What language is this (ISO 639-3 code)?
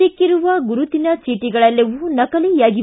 kan